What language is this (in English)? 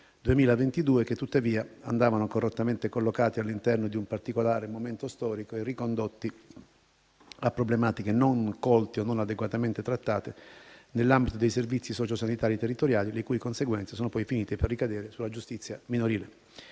Italian